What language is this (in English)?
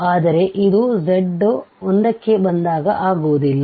Kannada